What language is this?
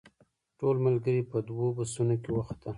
Pashto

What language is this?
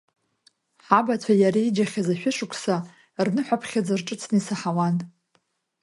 Abkhazian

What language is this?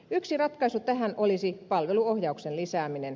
Finnish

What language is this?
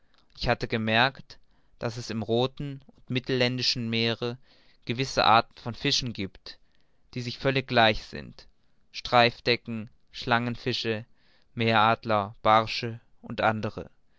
German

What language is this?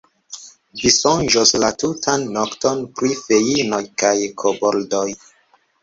Esperanto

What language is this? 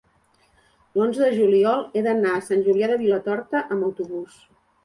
Catalan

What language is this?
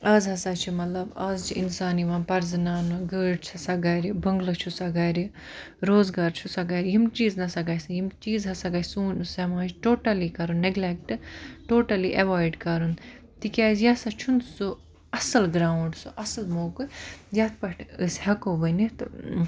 Kashmiri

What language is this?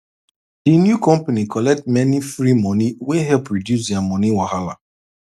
Nigerian Pidgin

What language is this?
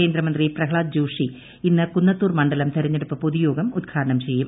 Malayalam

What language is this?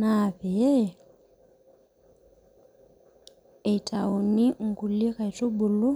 Masai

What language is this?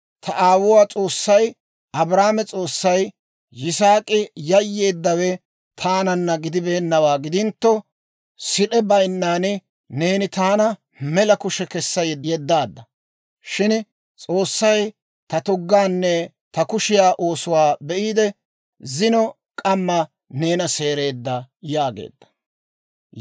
Dawro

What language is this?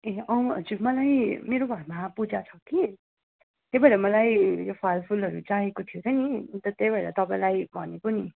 Nepali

